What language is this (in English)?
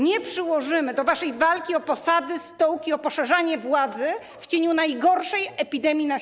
Polish